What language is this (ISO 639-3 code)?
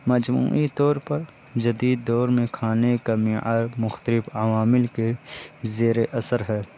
urd